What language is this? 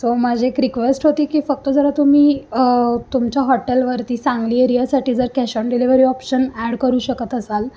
Marathi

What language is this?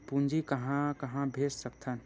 Chhattisgarhi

